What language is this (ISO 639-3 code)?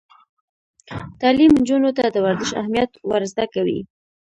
pus